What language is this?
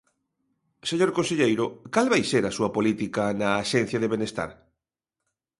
Galician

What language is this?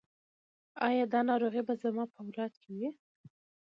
Pashto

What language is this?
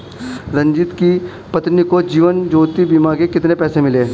Hindi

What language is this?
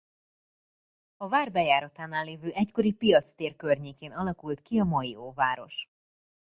Hungarian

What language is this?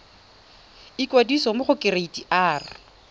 Tswana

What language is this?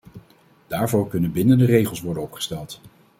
Dutch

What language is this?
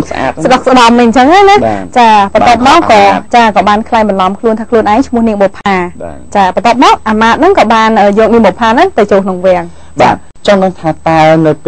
Thai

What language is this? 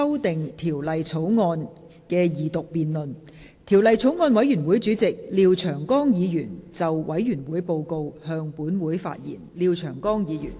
Cantonese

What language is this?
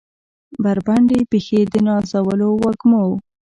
Pashto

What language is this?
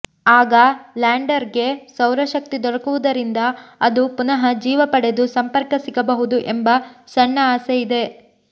Kannada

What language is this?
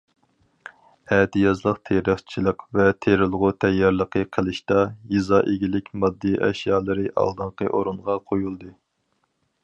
Uyghur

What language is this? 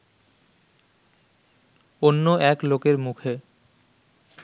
Bangla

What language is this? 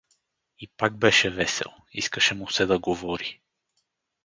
Bulgarian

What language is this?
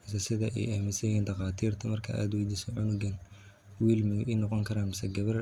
Somali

